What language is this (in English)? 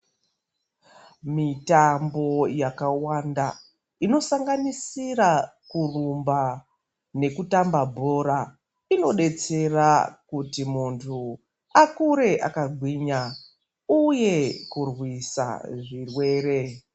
Ndau